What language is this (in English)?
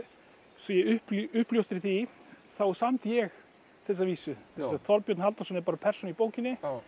Icelandic